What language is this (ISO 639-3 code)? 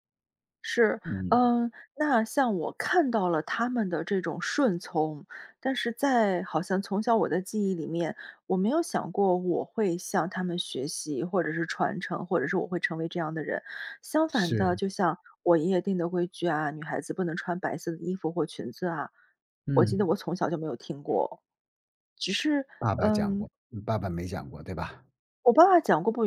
zho